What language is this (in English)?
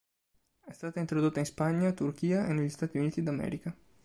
Italian